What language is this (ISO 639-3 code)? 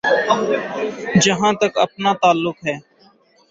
urd